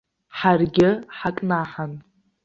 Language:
Abkhazian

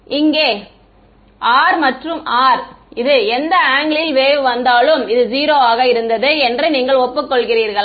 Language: Tamil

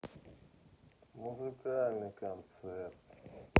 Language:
Russian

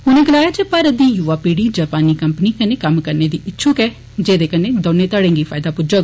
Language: Dogri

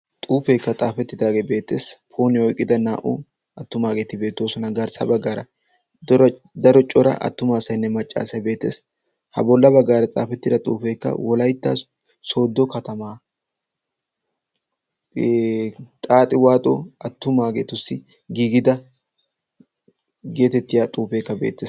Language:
Wolaytta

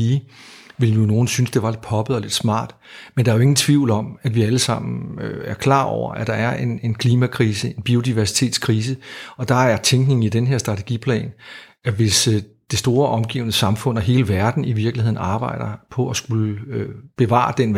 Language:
Danish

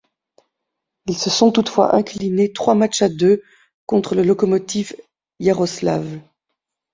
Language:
French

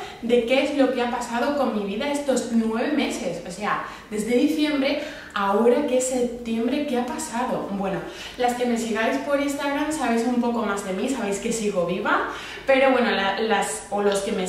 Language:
Spanish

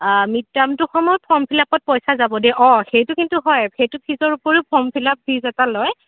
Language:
Assamese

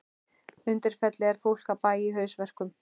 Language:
Icelandic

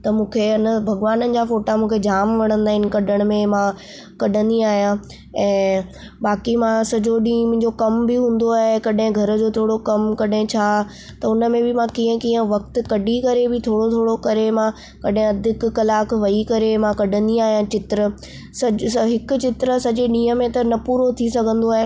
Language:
Sindhi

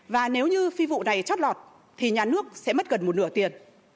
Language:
Vietnamese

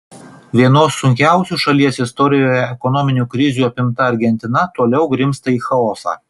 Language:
Lithuanian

